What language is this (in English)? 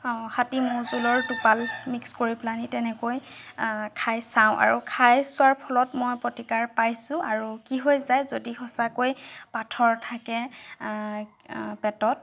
Assamese